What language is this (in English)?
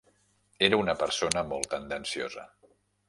Catalan